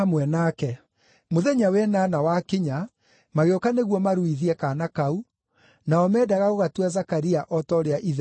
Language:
Kikuyu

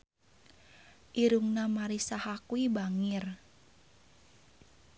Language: Sundanese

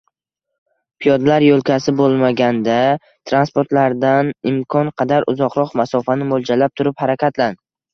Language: Uzbek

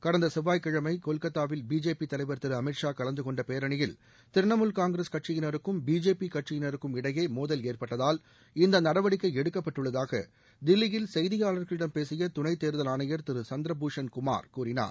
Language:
Tamil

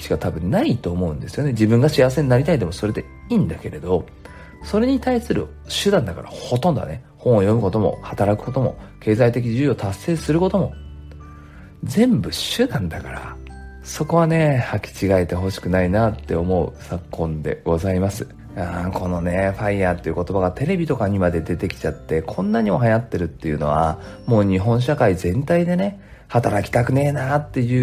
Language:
Japanese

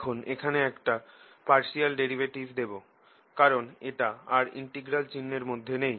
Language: Bangla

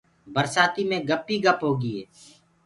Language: Gurgula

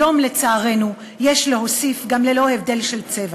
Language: Hebrew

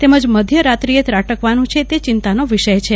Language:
Gujarati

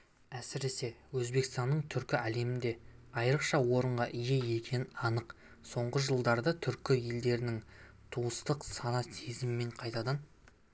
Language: Kazakh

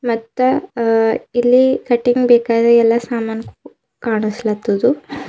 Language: Kannada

